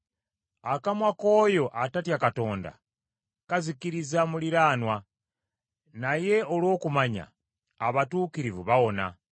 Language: Ganda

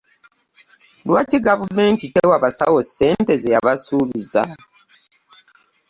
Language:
Ganda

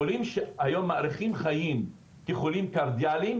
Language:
Hebrew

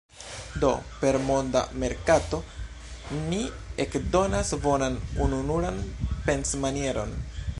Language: Esperanto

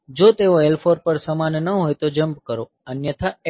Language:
Gujarati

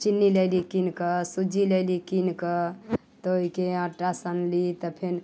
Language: Maithili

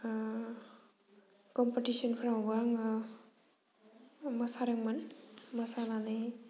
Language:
Bodo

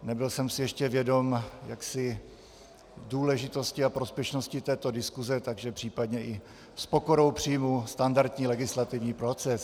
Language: Czech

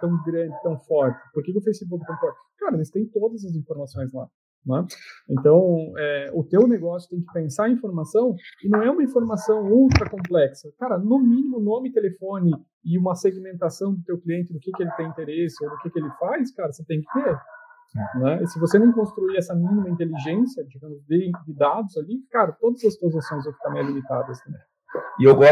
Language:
Portuguese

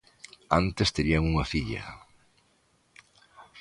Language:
Galician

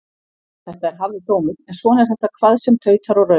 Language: Icelandic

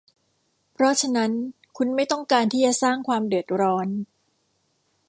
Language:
Thai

